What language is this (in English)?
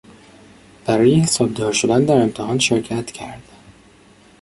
Persian